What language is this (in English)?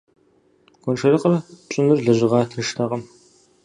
Kabardian